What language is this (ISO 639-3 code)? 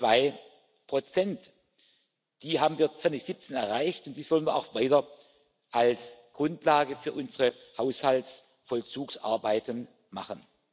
deu